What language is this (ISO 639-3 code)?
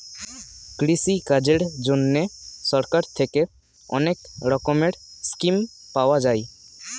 ben